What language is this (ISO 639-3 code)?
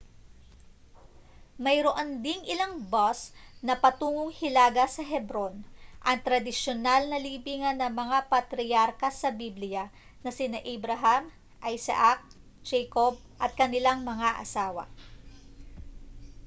fil